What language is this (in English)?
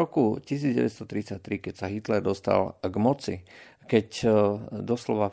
Slovak